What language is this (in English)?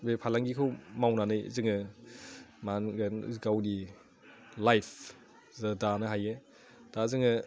Bodo